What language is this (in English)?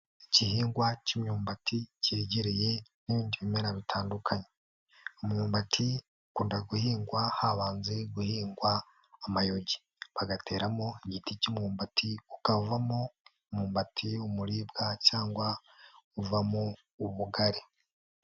Kinyarwanda